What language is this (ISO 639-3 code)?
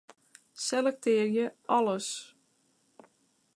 fry